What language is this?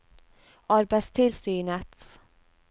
Norwegian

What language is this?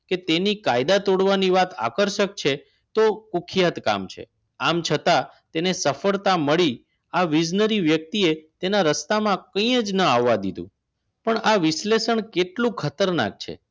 Gujarati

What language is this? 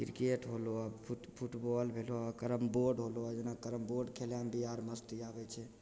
Maithili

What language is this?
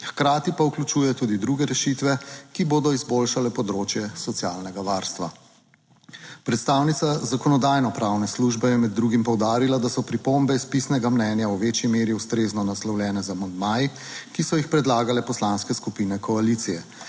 Slovenian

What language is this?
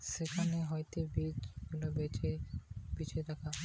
Bangla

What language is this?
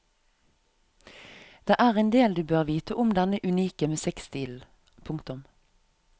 Norwegian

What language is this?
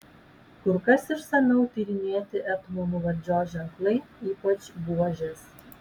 Lithuanian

